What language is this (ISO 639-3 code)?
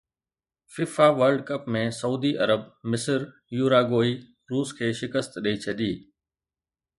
snd